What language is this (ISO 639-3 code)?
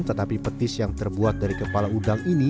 ind